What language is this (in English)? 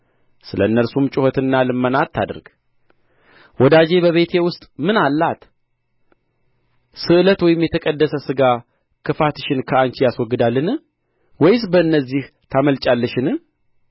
Amharic